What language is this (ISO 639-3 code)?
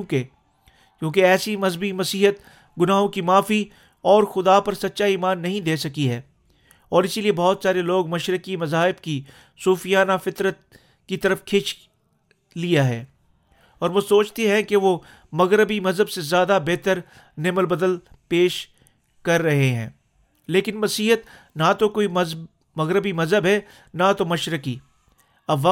urd